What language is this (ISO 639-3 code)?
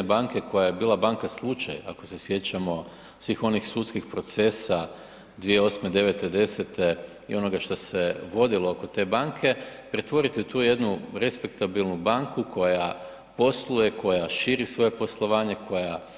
hrv